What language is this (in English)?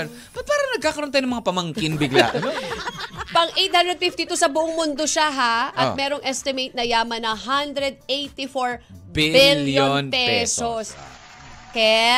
Filipino